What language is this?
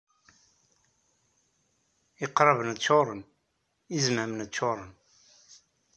Kabyle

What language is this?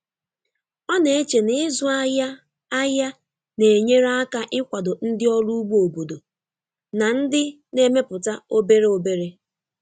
Igbo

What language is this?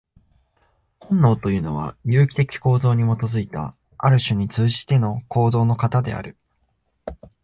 Japanese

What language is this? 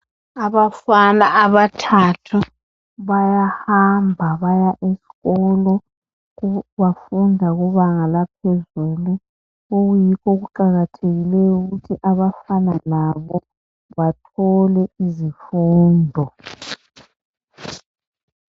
North Ndebele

